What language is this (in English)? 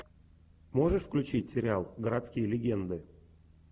Russian